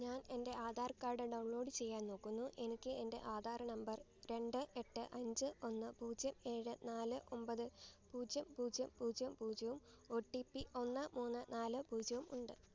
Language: Malayalam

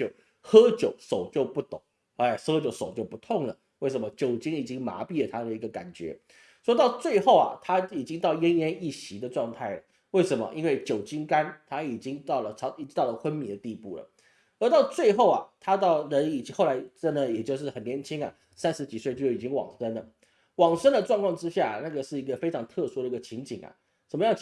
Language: Chinese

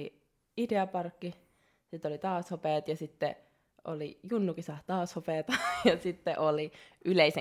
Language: Finnish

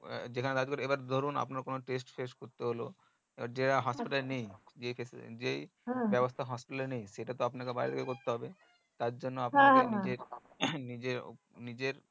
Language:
Bangla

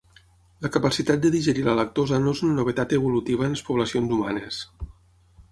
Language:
Catalan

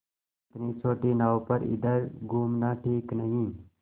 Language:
Hindi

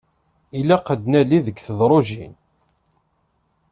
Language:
Kabyle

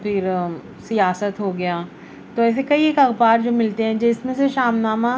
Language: Urdu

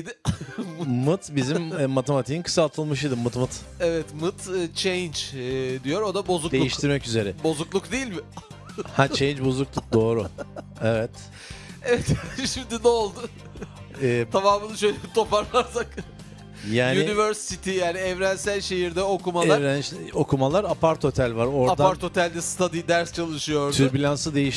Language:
Turkish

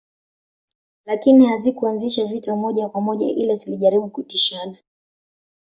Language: Swahili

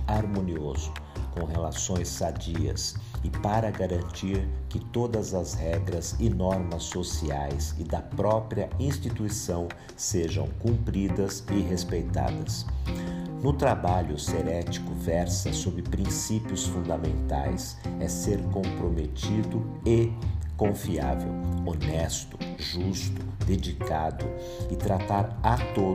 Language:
Portuguese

